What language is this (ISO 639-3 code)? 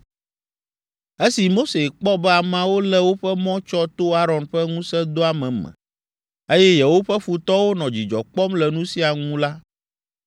ewe